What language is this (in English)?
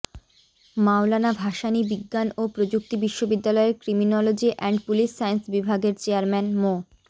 Bangla